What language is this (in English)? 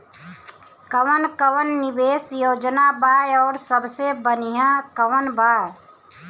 Bhojpuri